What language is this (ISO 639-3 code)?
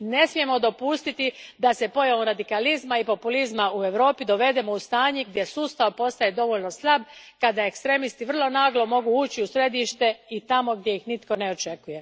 hrv